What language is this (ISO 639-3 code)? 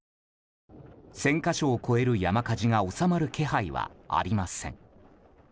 jpn